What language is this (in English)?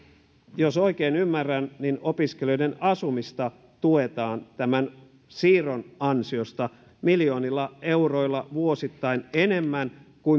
Finnish